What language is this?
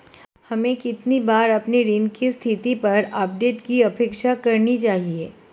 Hindi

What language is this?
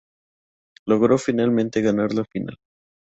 Spanish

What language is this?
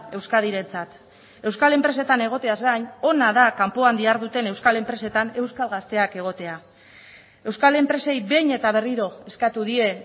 Basque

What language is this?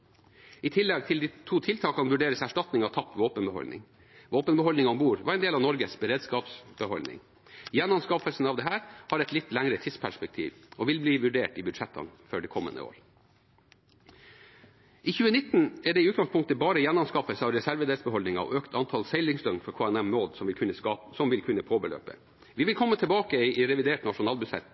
Norwegian Bokmål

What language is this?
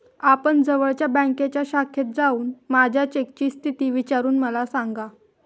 Marathi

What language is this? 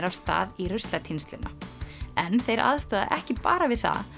Icelandic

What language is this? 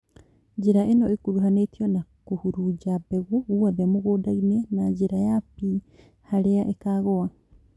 Kikuyu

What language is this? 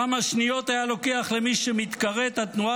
Hebrew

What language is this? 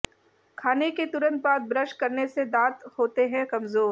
Hindi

